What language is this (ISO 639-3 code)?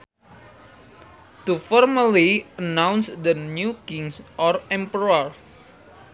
sun